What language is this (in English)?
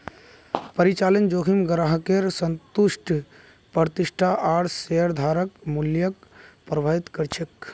Magahi